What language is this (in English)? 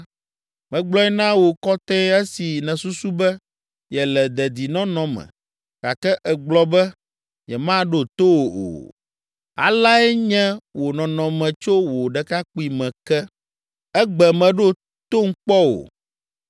Ewe